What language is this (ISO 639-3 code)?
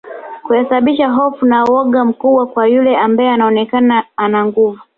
swa